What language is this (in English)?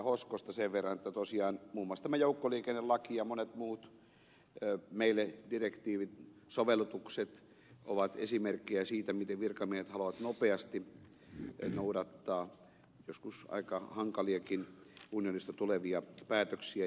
Finnish